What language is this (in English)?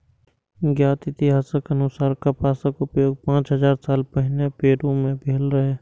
Maithili